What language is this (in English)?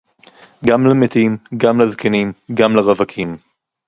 Hebrew